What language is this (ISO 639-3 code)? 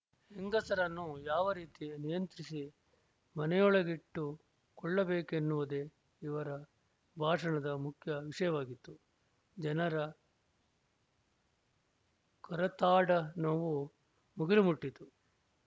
kan